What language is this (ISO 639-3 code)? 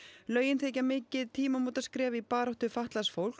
isl